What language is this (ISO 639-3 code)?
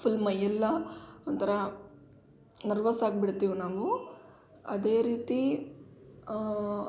kan